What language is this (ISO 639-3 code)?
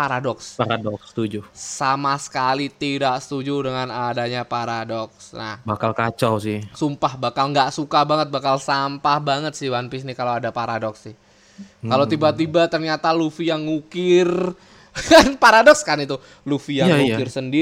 ind